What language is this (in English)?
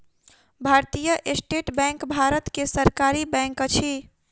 Maithili